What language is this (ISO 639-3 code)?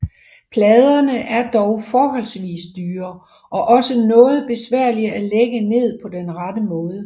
dan